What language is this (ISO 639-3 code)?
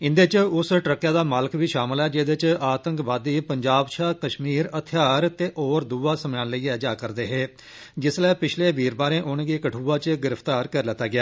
doi